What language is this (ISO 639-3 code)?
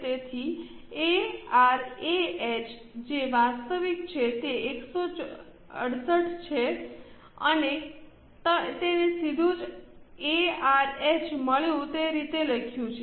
guj